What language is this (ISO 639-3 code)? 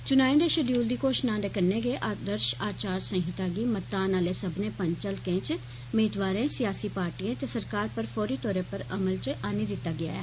doi